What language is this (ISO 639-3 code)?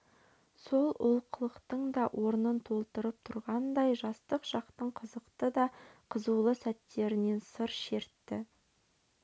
kaz